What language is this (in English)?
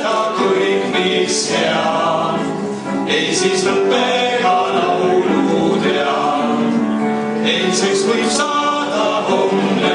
Romanian